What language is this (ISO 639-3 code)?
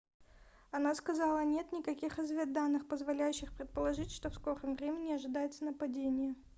rus